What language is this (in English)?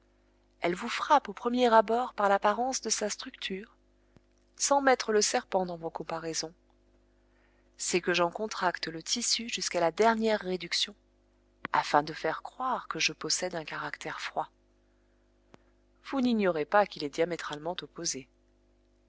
French